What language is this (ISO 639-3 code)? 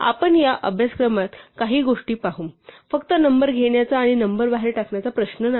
mar